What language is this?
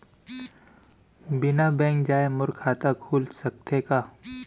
Chhattisgarhi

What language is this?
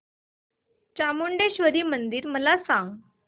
Marathi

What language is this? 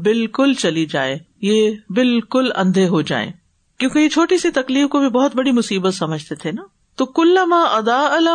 Urdu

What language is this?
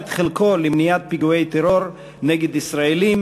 Hebrew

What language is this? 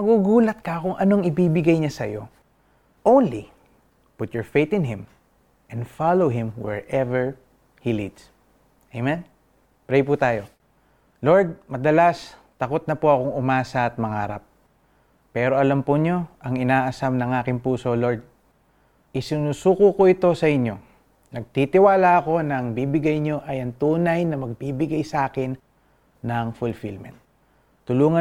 Filipino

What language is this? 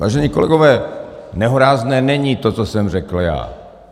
Czech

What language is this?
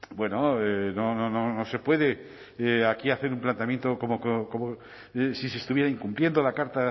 Spanish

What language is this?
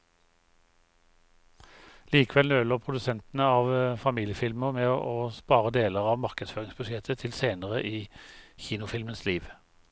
Norwegian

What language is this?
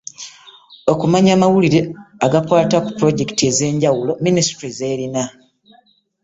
Ganda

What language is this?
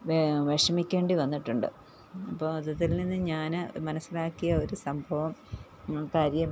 Malayalam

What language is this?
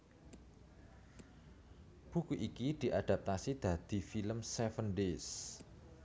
Javanese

